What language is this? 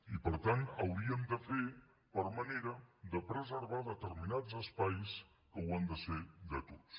Catalan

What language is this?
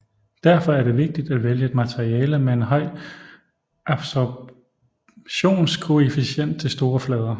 Danish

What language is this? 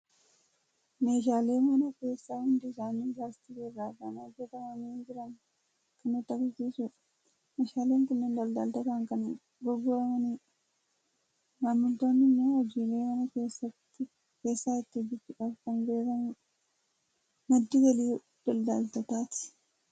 Oromo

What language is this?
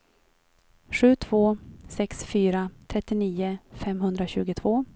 Swedish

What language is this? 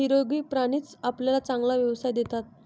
Marathi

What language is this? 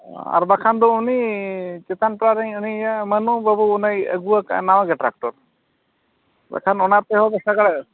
Santali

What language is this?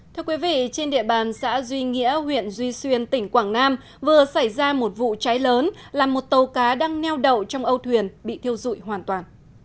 Vietnamese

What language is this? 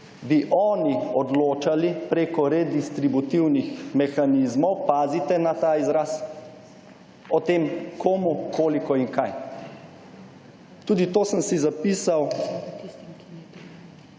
Slovenian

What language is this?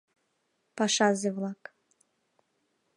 Mari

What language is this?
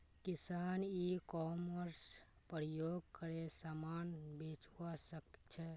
Magahi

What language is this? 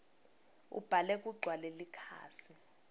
Swati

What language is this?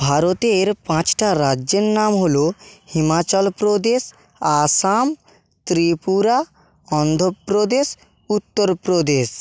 Bangla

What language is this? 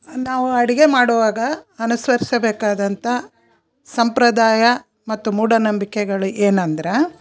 Kannada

